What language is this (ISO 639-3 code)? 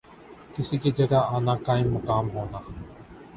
urd